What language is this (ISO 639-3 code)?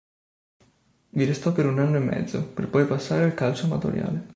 ita